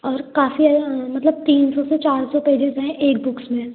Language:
Hindi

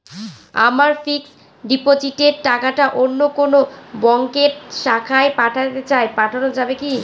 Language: Bangla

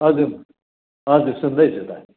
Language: Nepali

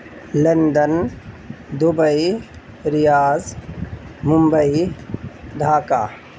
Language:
Urdu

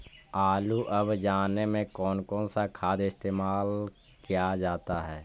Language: Magahi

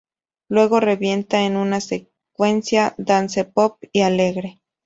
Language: Spanish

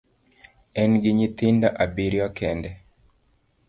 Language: Luo (Kenya and Tanzania)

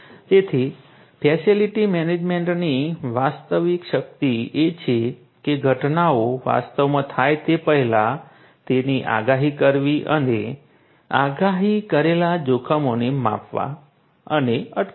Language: Gujarati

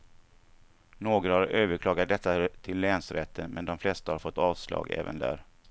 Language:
Swedish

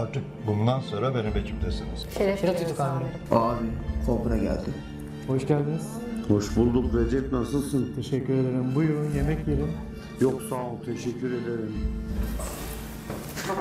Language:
Turkish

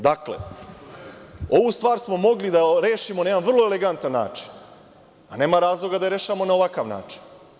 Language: Serbian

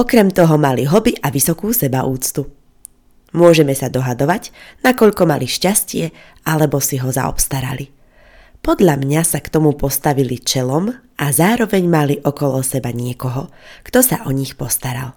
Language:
Slovak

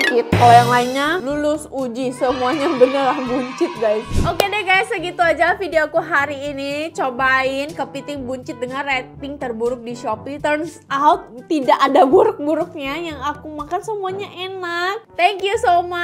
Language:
Indonesian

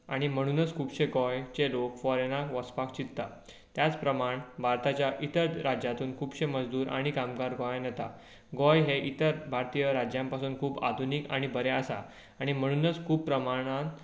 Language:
Konkani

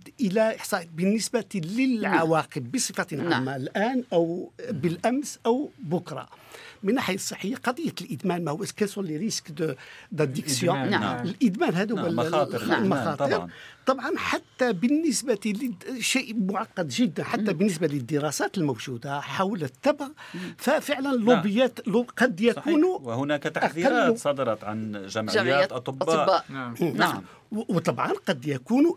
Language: Arabic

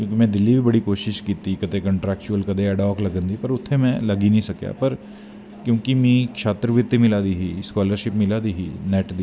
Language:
Dogri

